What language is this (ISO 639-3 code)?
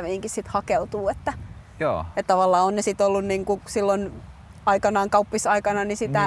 fin